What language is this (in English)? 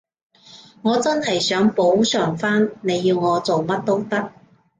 Cantonese